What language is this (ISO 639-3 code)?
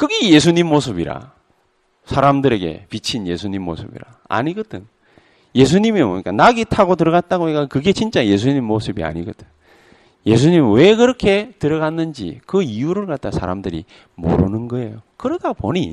kor